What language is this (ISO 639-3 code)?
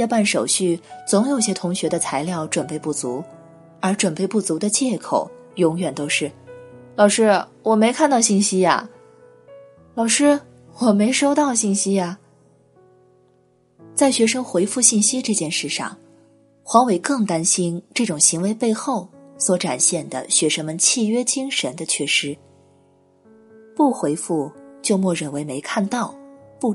zho